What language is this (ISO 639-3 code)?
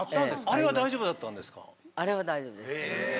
jpn